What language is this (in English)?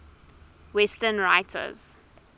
English